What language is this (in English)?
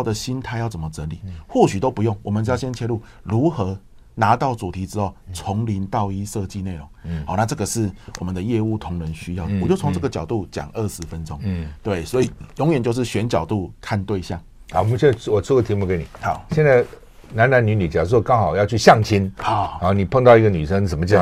Chinese